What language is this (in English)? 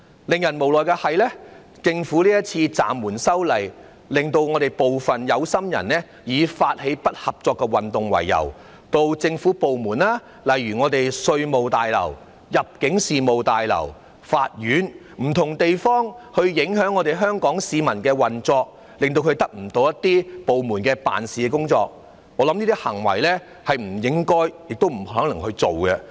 Cantonese